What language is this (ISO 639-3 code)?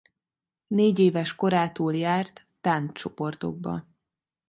hun